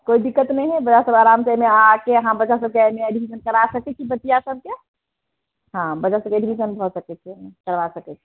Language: Maithili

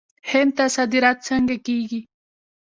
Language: Pashto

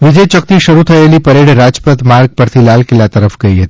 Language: Gujarati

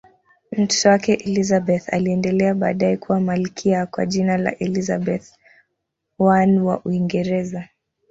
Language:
Swahili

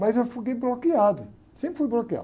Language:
Portuguese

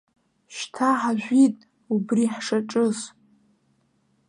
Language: Abkhazian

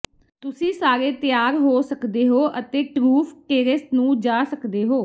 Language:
Punjabi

